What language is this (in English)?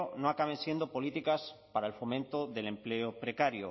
Spanish